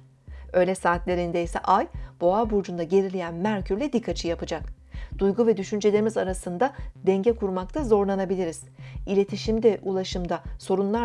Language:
Turkish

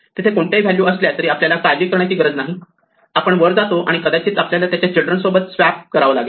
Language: Marathi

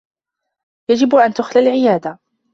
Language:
Arabic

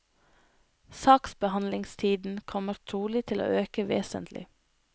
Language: Norwegian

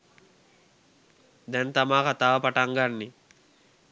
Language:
Sinhala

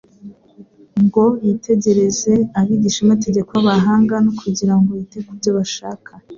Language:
Kinyarwanda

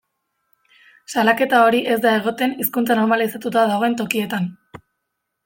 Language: Basque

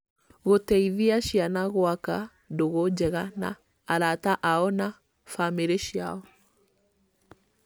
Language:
Kikuyu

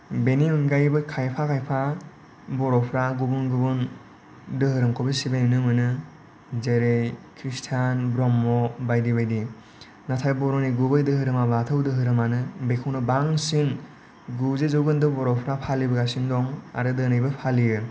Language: Bodo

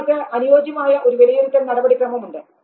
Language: Malayalam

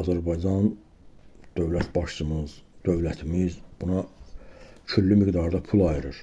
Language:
Turkish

